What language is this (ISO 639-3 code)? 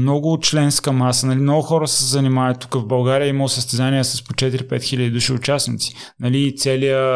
bul